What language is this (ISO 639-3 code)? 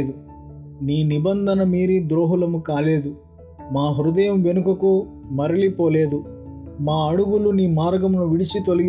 tel